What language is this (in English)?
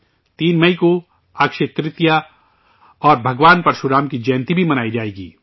Urdu